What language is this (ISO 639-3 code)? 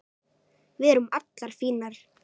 isl